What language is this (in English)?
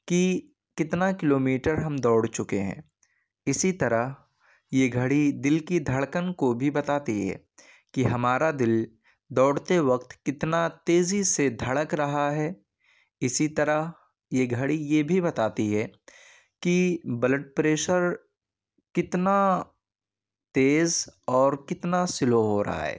Urdu